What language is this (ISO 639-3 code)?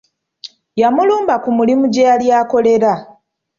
lug